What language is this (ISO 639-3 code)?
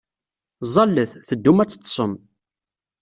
kab